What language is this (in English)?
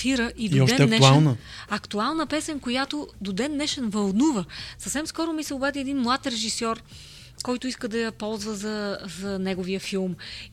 Bulgarian